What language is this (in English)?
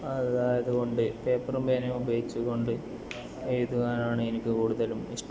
Malayalam